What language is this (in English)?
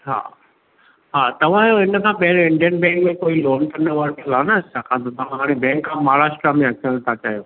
Sindhi